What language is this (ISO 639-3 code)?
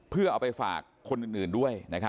tha